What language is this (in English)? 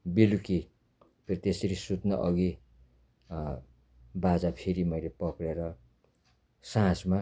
Nepali